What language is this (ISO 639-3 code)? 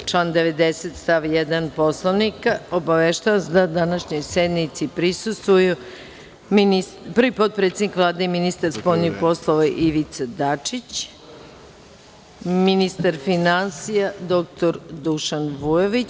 srp